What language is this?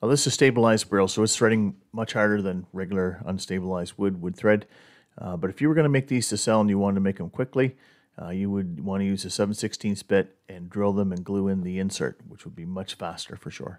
English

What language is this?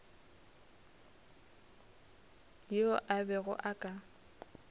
Northern Sotho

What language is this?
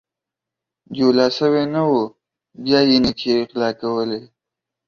Pashto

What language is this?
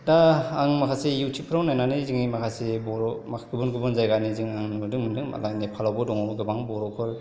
Bodo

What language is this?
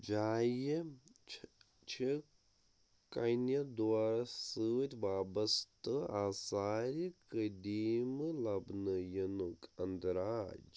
Kashmiri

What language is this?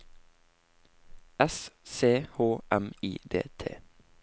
Norwegian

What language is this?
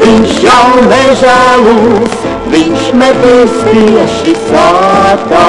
Russian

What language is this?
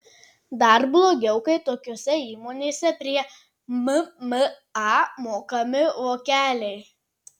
Lithuanian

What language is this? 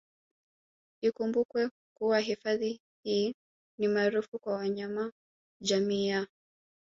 Swahili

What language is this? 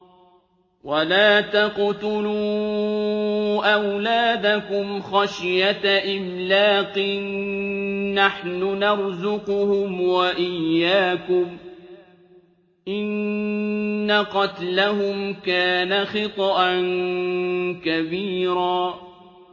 Arabic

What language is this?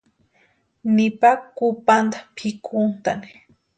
Western Highland Purepecha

